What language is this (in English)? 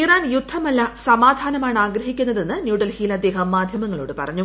Malayalam